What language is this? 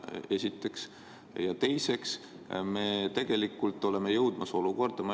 Estonian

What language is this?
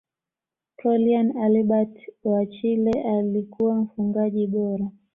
Swahili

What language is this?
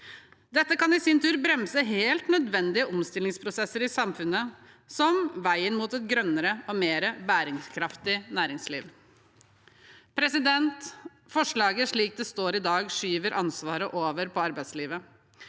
Norwegian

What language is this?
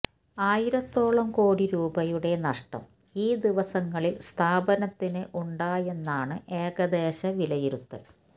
Malayalam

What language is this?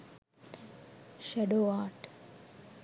Sinhala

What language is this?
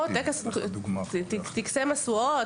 Hebrew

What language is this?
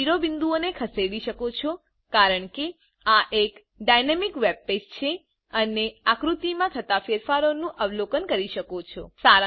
Gujarati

